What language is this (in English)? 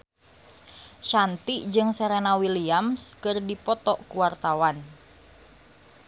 Sundanese